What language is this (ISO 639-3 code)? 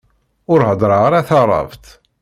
kab